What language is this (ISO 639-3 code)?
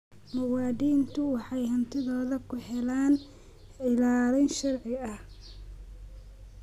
som